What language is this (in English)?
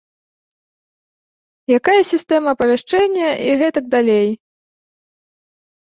Belarusian